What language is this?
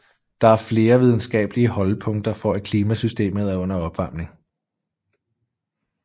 Danish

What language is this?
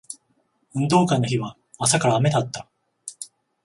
Japanese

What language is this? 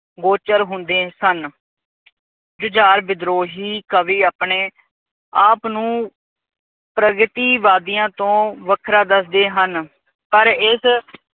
Punjabi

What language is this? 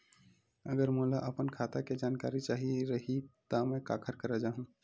Chhattisgarhi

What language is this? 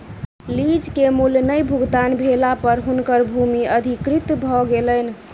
Maithili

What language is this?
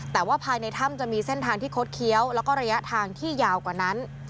Thai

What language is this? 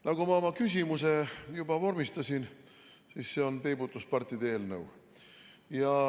Estonian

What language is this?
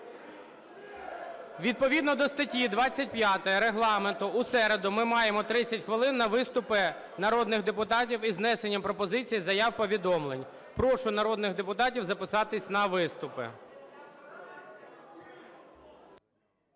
Ukrainian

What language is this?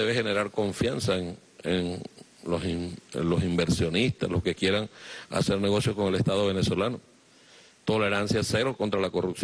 Spanish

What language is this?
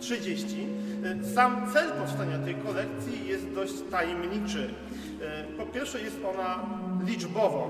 Polish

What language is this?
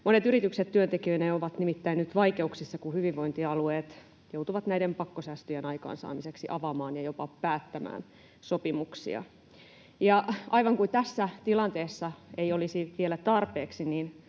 Finnish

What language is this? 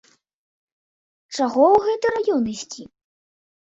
Belarusian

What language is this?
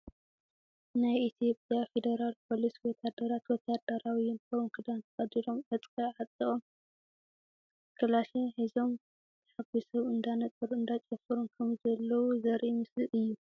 Tigrinya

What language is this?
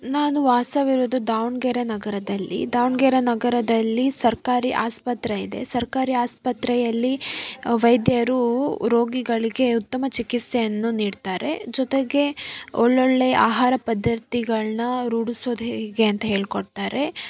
Kannada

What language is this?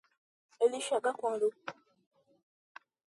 Portuguese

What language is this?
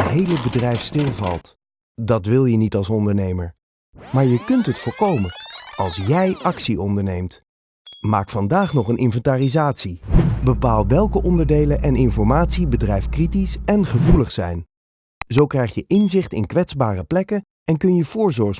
Dutch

